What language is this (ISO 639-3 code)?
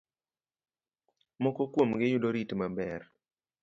luo